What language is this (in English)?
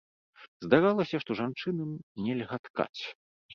Belarusian